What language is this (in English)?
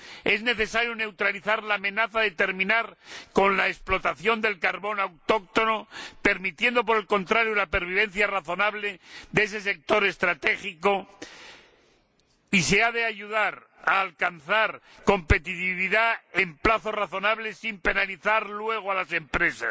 Spanish